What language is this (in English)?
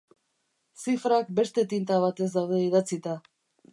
Basque